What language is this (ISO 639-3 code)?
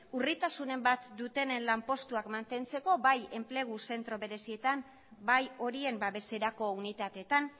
eus